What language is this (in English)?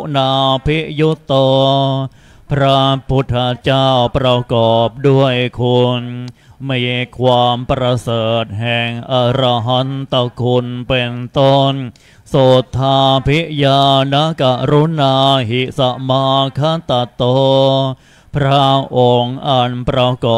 Thai